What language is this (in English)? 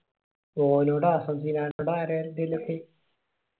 Malayalam